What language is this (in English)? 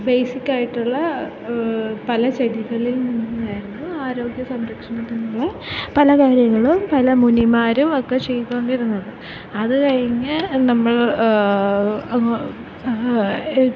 Malayalam